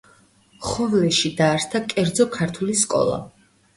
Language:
Georgian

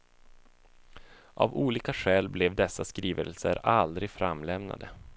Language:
Swedish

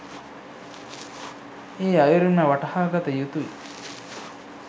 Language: Sinhala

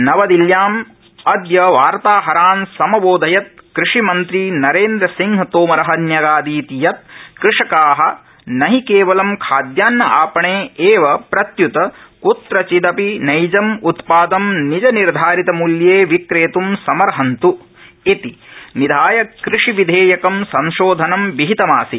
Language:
Sanskrit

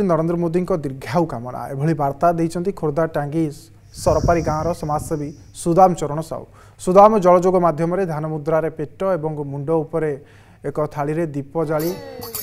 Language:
Italian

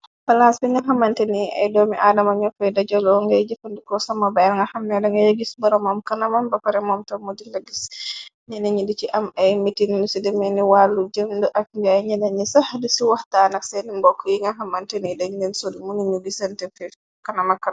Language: Wolof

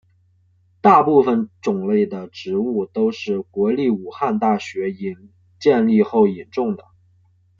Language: Chinese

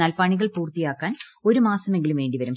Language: Malayalam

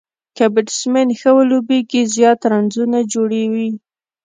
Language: Pashto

